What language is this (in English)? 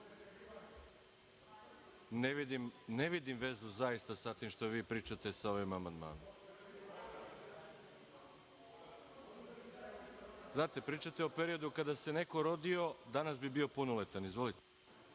Serbian